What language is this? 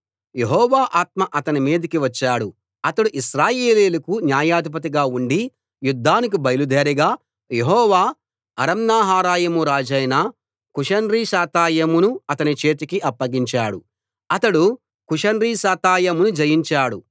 Telugu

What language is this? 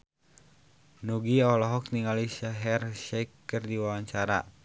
Sundanese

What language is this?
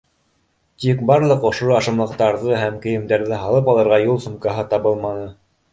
Bashkir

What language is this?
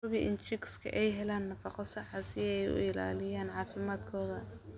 Somali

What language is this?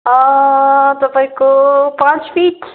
Nepali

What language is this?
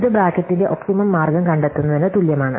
Malayalam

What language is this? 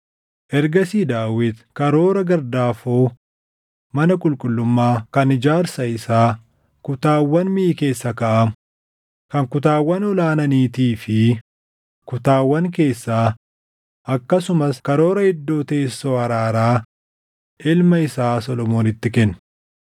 Oromo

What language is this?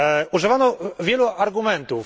Polish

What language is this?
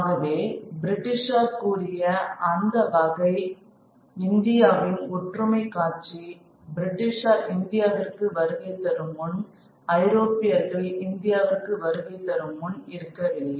Tamil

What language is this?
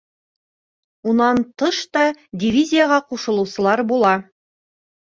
Bashkir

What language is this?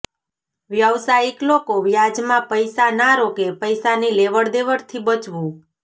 Gujarati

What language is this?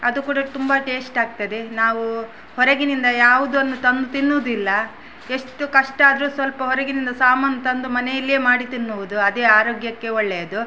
Kannada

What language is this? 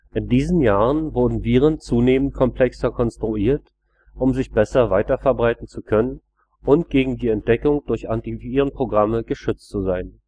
German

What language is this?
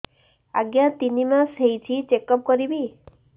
Odia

